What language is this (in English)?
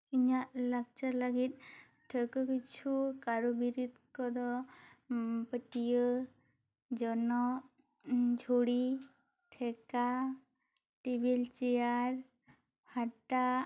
Santali